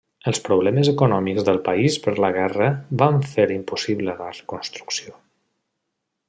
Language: Catalan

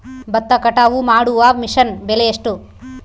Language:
Kannada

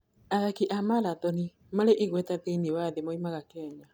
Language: Kikuyu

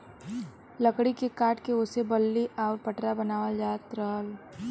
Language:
Bhojpuri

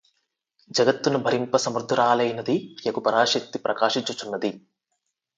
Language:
Telugu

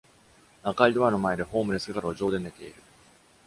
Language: Japanese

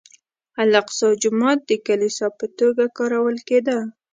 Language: Pashto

